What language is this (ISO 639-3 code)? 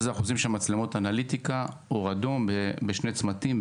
heb